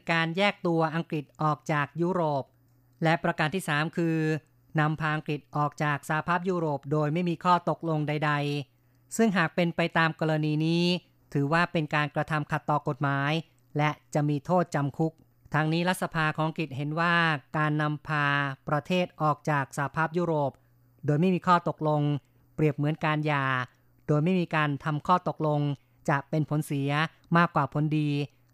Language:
Thai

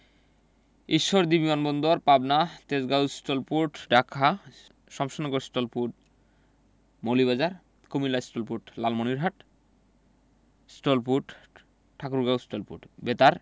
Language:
Bangla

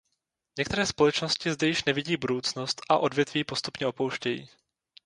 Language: Czech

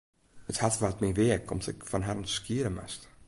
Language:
Western Frisian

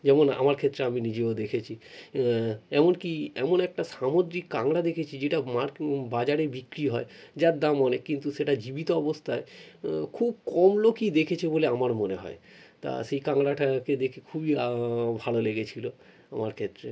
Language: Bangla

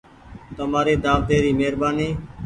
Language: Goaria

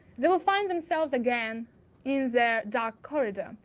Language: English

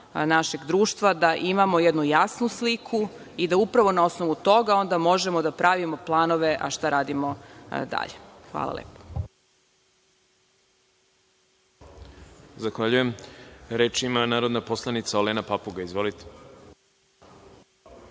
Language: Serbian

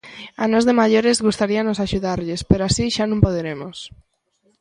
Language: Galician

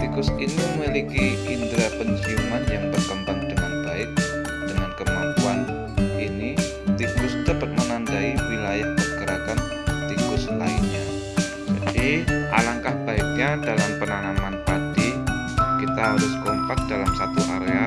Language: Indonesian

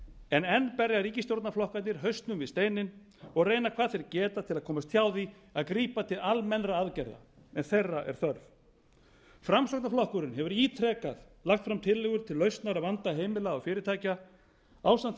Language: Icelandic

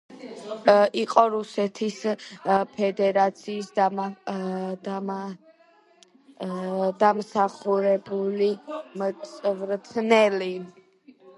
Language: Georgian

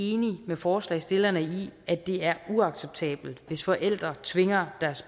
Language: Danish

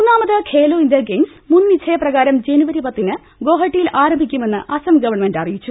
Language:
Malayalam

